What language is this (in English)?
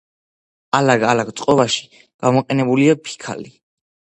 Georgian